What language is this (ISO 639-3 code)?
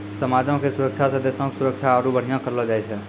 mai